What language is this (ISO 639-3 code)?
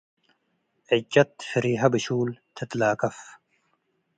tig